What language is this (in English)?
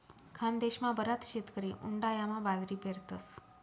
Marathi